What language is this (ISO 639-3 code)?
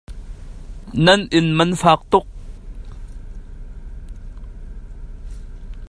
cnh